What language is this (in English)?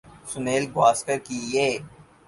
Urdu